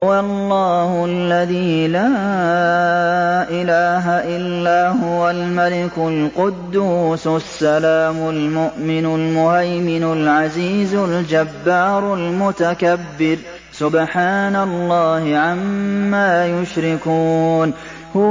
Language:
Arabic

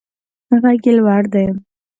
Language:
Pashto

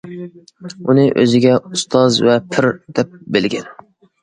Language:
Uyghur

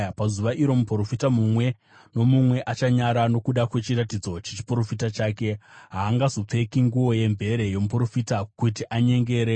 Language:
Shona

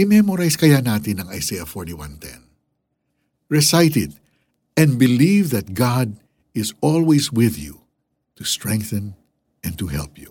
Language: Filipino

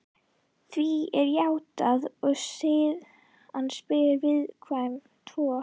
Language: Icelandic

